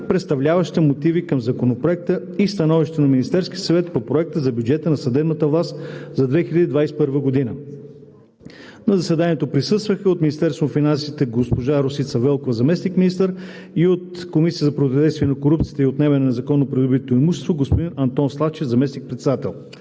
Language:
Bulgarian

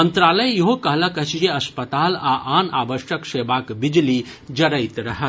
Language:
Maithili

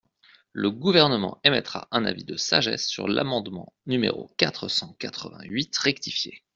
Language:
French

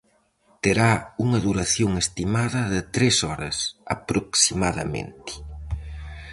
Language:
Galician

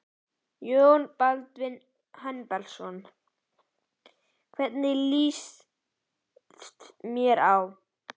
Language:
Icelandic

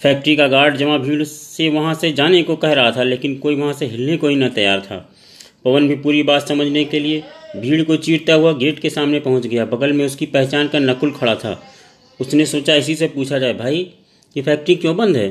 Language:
Hindi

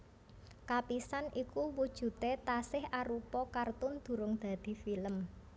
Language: Javanese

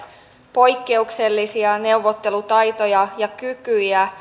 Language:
Finnish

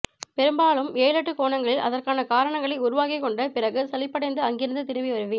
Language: Tamil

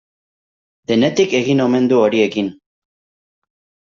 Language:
Basque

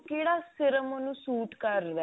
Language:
Punjabi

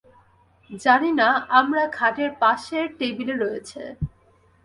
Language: Bangla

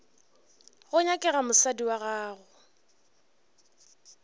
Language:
Northern Sotho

